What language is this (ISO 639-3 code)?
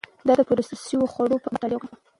pus